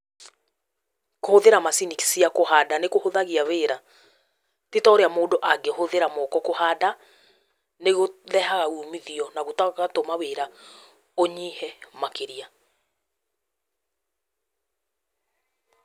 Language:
Kikuyu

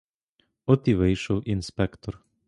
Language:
Ukrainian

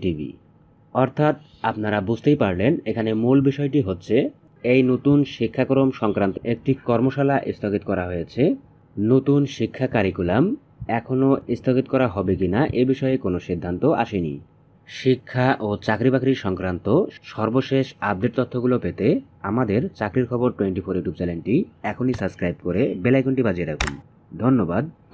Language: Bangla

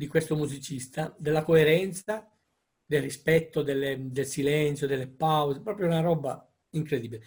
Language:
Italian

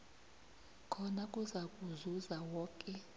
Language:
South Ndebele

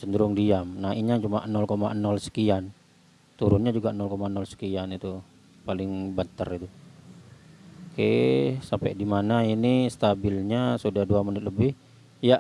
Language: Indonesian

